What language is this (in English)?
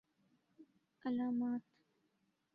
Urdu